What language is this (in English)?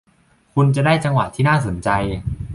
Thai